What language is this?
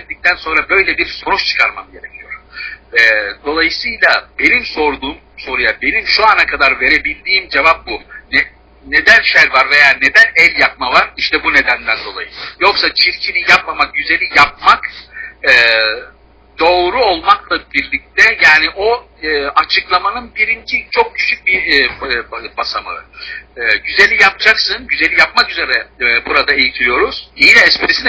Turkish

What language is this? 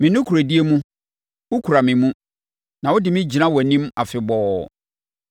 Akan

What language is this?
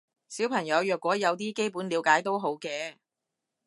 Cantonese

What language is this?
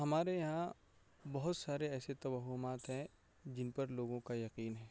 Urdu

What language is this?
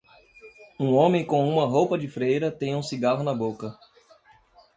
Portuguese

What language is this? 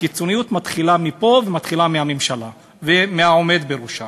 Hebrew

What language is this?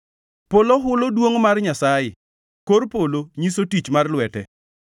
Luo (Kenya and Tanzania)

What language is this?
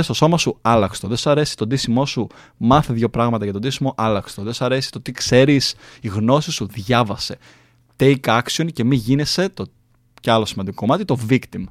Greek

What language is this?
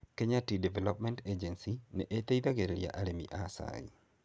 Kikuyu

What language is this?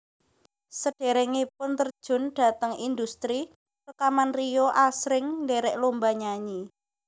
Javanese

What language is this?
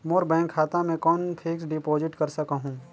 Chhattisgarhi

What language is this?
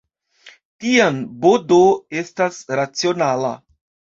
Esperanto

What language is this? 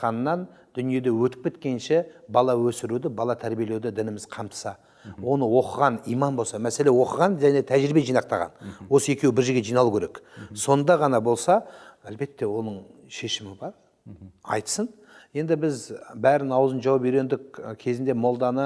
Turkish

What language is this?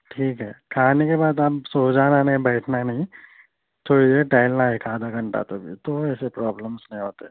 Urdu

